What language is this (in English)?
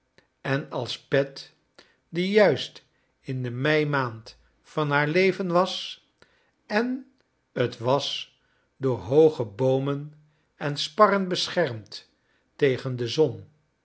Dutch